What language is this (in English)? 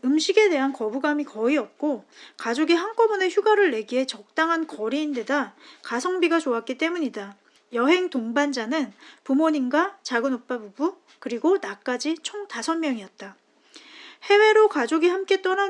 Korean